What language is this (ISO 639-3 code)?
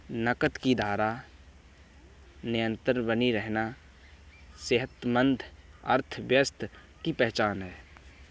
hin